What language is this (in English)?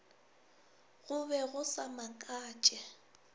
Northern Sotho